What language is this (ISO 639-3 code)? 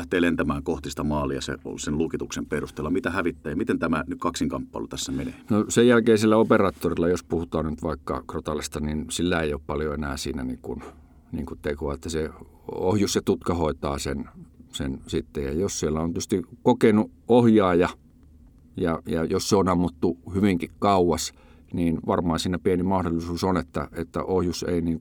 fin